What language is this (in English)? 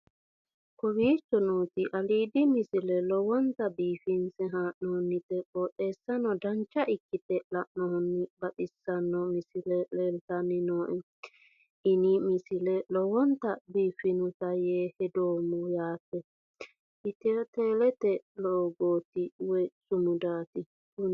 Sidamo